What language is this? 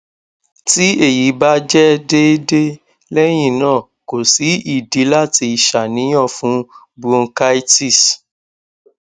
Yoruba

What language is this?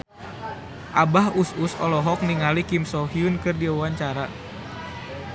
Sundanese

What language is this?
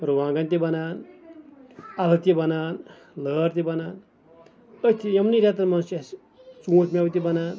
Kashmiri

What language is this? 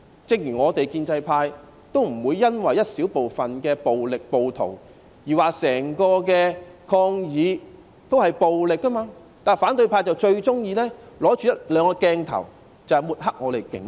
Cantonese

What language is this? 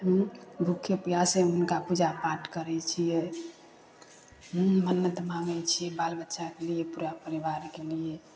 Maithili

